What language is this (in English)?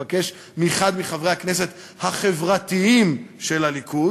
Hebrew